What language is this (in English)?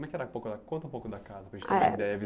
Portuguese